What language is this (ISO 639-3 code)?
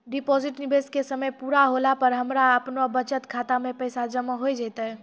mai